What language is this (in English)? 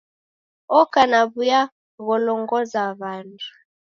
Taita